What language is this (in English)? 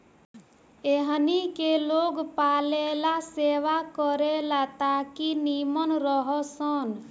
Bhojpuri